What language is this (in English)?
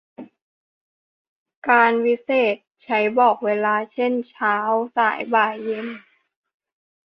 Thai